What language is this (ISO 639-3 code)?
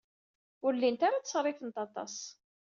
kab